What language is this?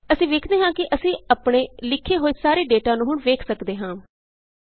Punjabi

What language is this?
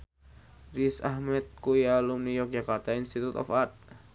Javanese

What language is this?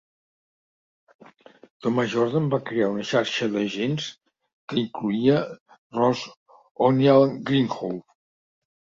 Catalan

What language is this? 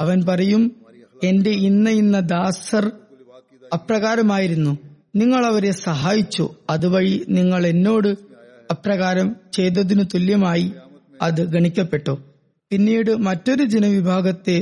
Malayalam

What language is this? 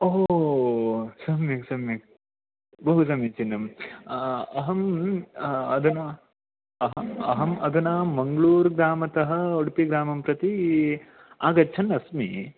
Sanskrit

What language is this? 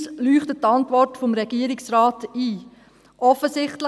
Swiss German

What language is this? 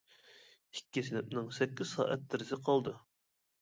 Uyghur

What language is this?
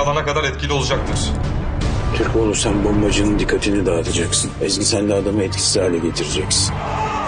Turkish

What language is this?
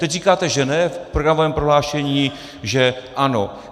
Czech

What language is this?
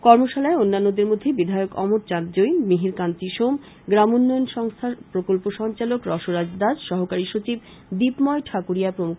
Bangla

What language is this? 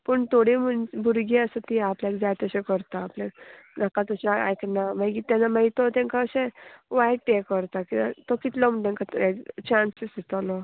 Konkani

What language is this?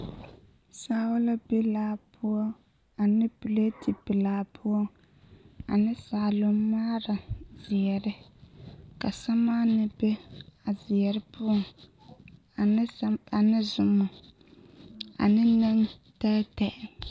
Southern Dagaare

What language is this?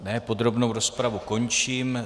Czech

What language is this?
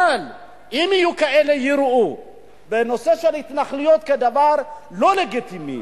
Hebrew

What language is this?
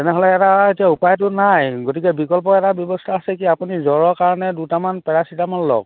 Assamese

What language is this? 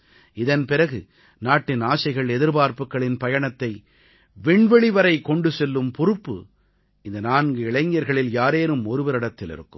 Tamil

